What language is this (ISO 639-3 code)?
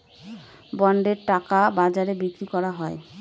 ben